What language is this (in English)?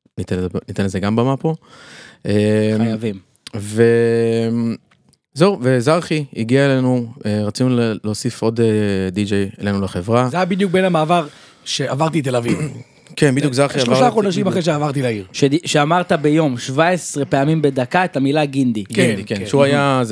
Hebrew